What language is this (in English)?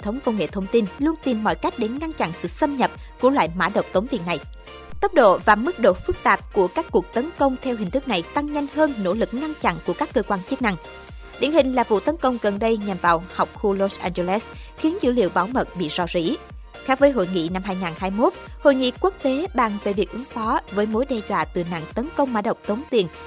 Vietnamese